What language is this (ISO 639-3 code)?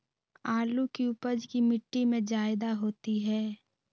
mag